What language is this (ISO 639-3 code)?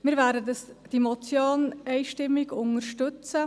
gsw